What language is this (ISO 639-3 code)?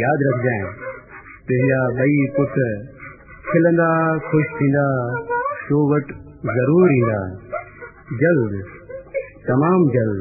hin